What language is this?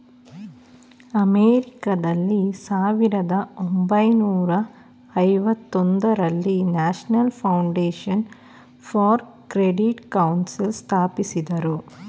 Kannada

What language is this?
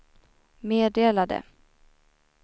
Swedish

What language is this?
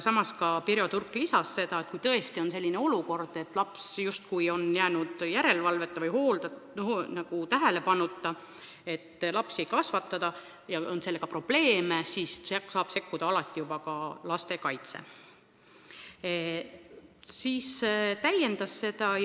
Estonian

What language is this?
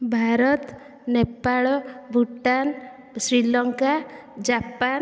Odia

